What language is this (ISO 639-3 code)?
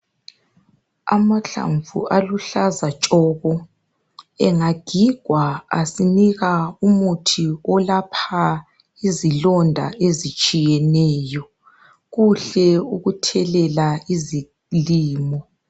nde